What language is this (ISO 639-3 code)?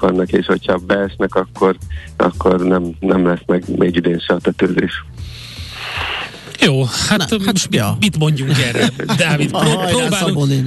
hun